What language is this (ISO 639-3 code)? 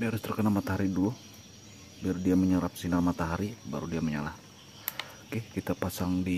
ind